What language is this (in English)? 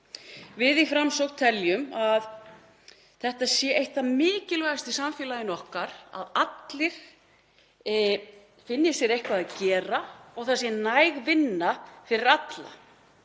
Icelandic